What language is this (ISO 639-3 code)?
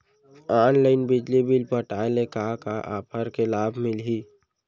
hne